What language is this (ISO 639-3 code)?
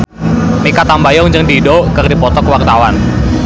sun